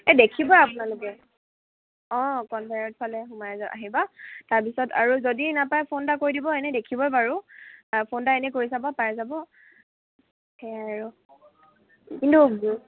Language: Assamese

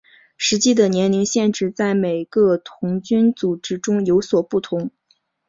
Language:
Chinese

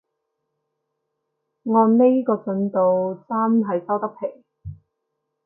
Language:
Cantonese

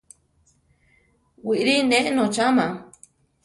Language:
Central Tarahumara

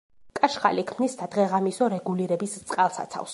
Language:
Georgian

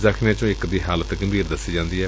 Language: Punjabi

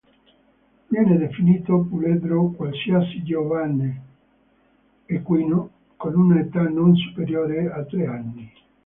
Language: Italian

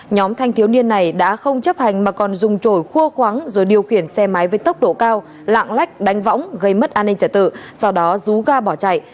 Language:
Vietnamese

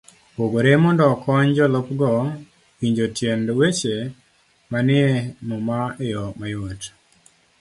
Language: Luo (Kenya and Tanzania)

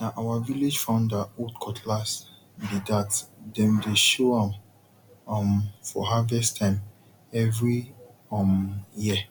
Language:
Nigerian Pidgin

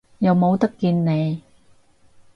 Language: Cantonese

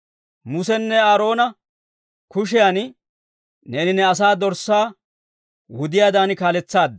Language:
Dawro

